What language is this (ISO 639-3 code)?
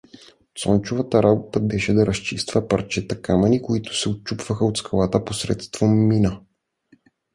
bul